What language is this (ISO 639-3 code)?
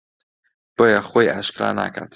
ckb